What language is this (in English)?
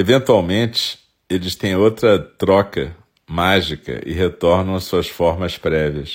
Portuguese